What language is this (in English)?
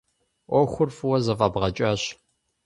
Kabardian